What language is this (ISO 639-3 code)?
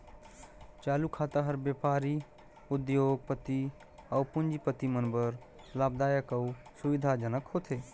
hne